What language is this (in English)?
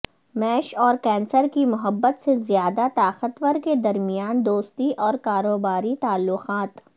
Urdu